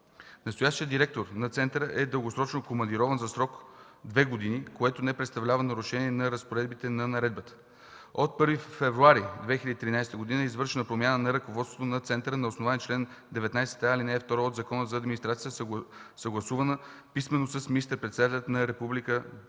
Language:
Bulgarian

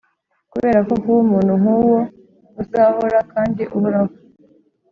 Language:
Kinyarwanda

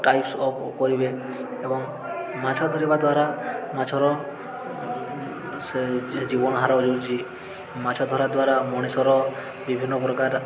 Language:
Odia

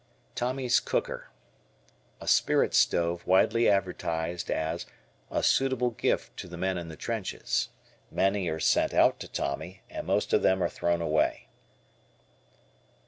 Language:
English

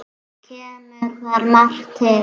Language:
Icelandic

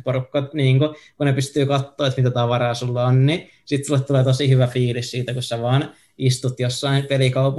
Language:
Finnish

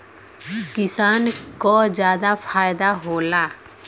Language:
Bhojpuri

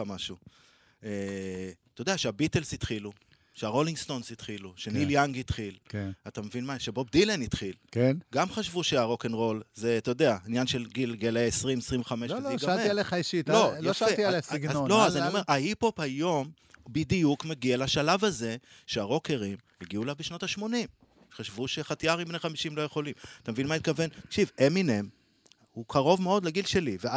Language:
Hebrew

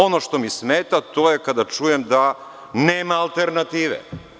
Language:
Serbian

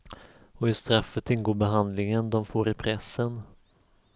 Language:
Swedish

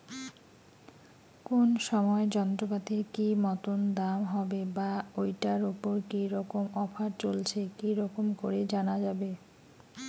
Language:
Bangla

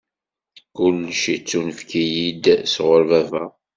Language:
Kabyle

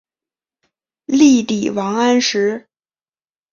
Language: Chinese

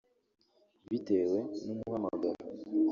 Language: Kinyarwanda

